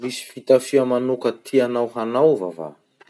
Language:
Masikoro Malagasy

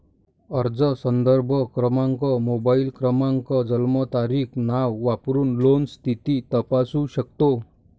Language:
Marathi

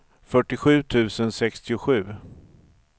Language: Swedish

